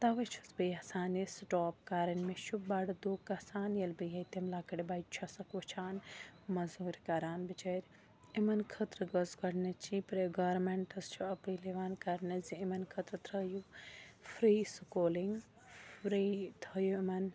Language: Kashmiri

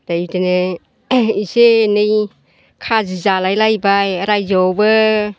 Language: Bodo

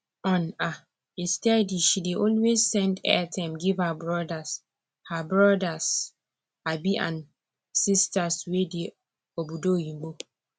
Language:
Nigerian Pidgin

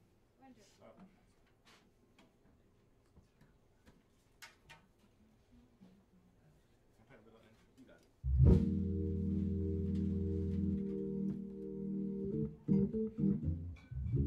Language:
English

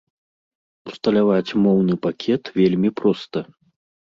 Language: Belarusian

